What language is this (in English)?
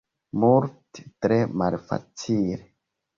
Esperanto